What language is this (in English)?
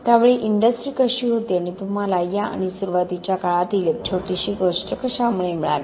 Marathi